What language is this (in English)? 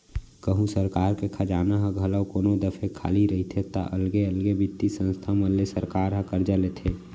Chhattisgarhi